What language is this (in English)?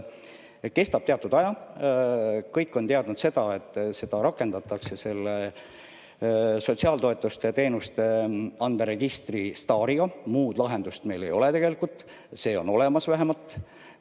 Estonian